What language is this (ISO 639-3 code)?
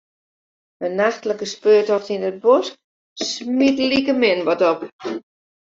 fry